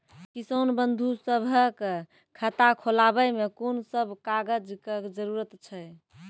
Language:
Maithili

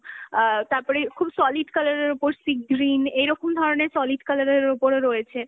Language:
Bangla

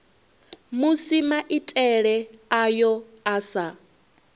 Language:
Venda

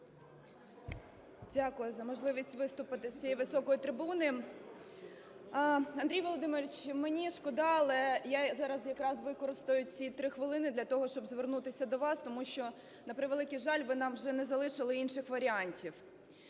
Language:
Ukrainian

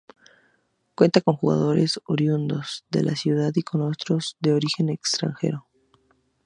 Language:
Spanish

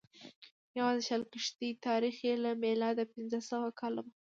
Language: Pashto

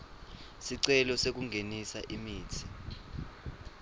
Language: Swati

